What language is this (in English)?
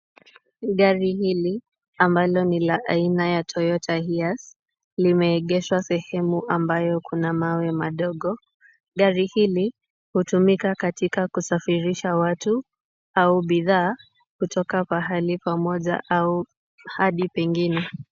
Swahili